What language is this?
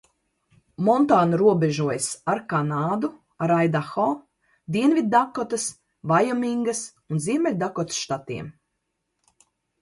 Latvian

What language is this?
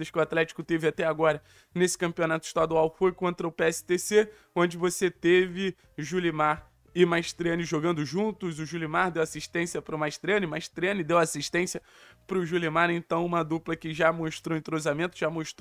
Portuguese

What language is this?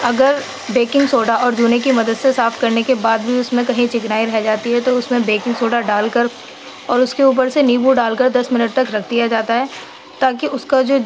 Urdu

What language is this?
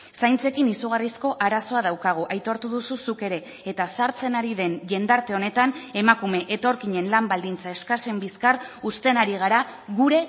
Basque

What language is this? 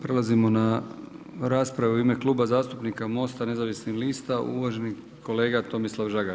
Croatian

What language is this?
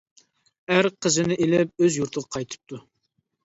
Uyghur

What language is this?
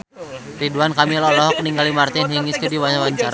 Sundanese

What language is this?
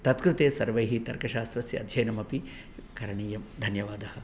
Sanskrit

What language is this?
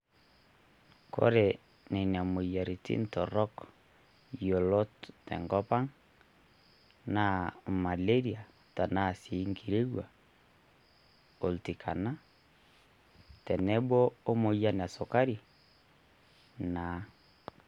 Masai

